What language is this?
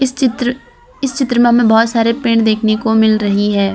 Hindi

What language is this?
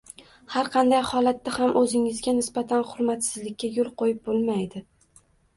Uzbek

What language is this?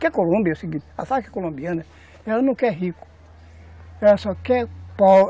Portuguese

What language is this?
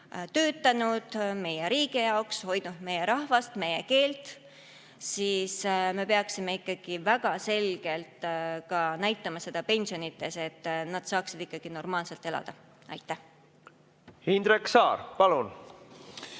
Estonian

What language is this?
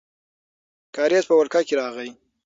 Pashto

